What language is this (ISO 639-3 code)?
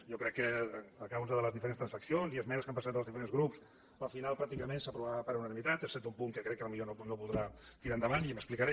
cat